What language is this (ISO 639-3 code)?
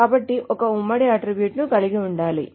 tel